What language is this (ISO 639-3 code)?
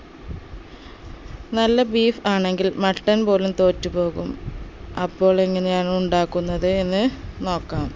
mal